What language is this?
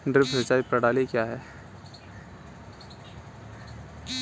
Hindi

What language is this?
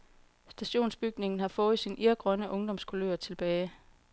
Danish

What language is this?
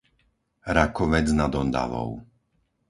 Slovak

